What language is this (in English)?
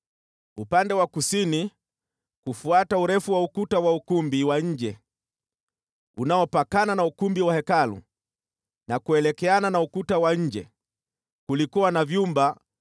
Swahili